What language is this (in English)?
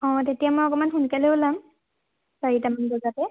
Assamese